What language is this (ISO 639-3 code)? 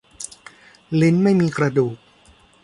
tha